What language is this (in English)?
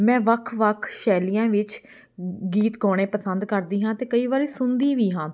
Punjabi